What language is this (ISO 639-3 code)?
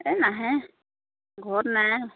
asm